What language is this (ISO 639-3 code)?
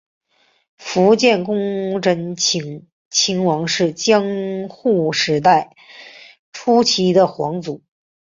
zho